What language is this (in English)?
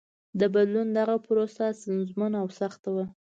Pashto